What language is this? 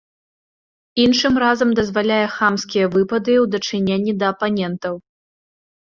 Belarusian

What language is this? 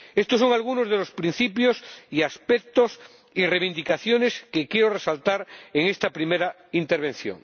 Spanish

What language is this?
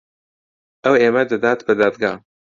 Central Kurdish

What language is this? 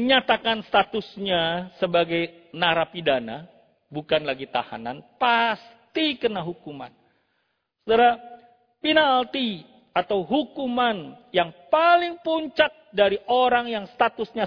Indonesian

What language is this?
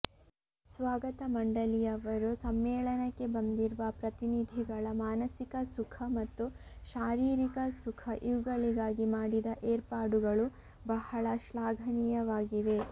Kannada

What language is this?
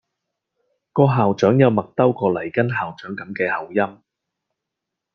Cantonese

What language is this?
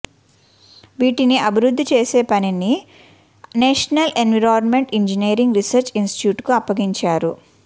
Telugu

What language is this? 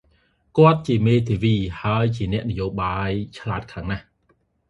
Khmer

